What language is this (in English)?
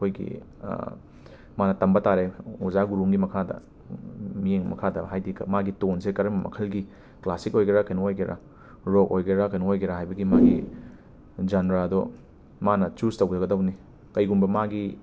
Manipuri